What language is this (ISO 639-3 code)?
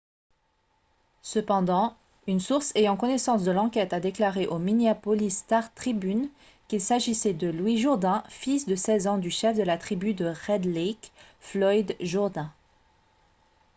fra